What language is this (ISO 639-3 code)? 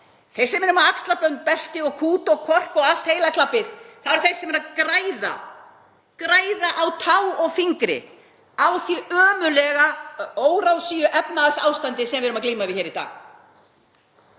isl